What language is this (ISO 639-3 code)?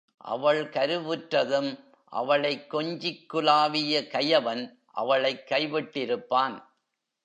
tam